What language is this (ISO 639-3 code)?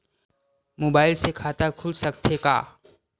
hne